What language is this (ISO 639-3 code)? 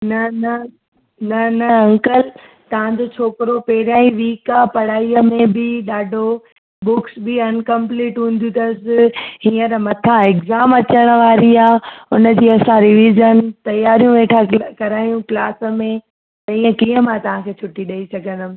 snd